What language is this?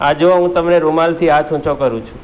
Gujarati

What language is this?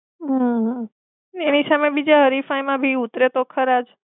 Gujarati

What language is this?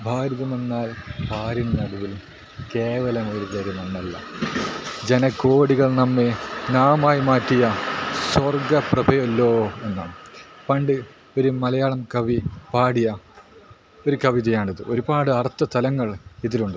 Malayalam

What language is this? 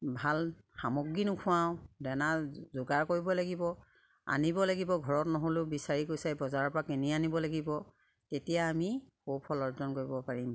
Assamese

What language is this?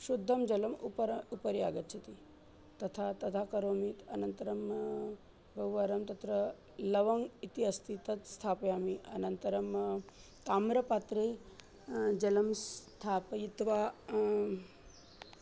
Sanskrit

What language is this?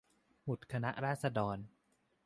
Thai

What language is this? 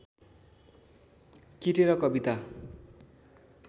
Nepali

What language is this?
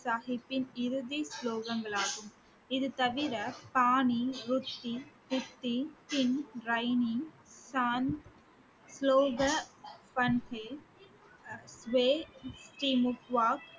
Tamil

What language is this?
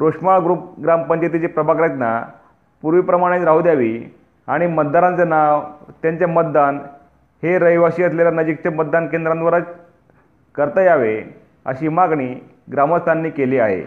Marathi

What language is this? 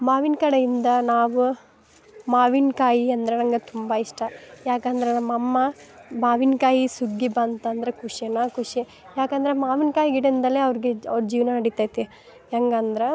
Kannada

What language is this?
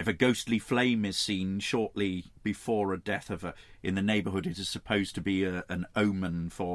English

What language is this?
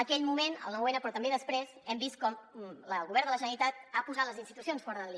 Catalan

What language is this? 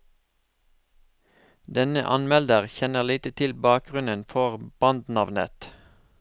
Norwegian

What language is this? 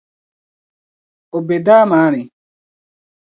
Dagbani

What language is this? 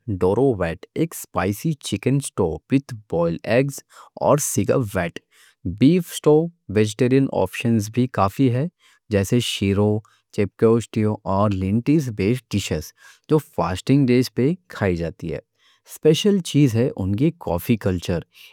Deccan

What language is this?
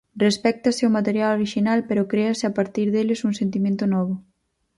Galician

